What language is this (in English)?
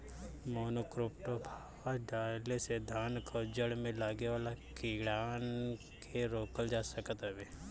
Bhojpuri